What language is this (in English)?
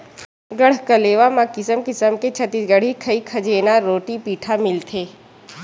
Chhattisgarhi